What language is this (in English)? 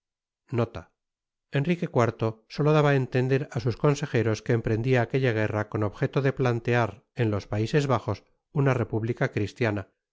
Spanish